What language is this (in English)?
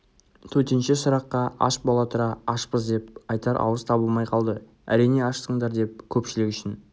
Kazakh